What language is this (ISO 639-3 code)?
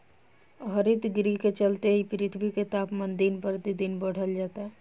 bho